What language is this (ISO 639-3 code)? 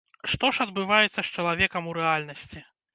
bel